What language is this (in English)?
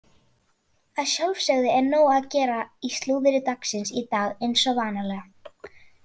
Icelandic